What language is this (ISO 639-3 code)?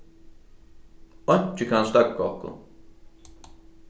fao